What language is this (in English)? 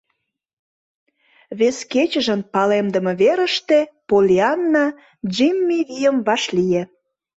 Mari